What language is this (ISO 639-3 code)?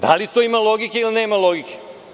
srp